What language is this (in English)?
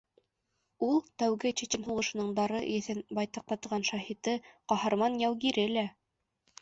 Bashkir